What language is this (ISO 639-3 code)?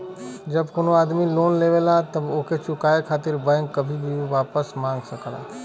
bho